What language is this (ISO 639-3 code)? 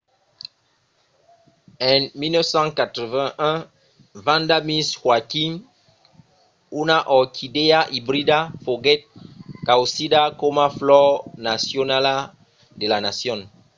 oci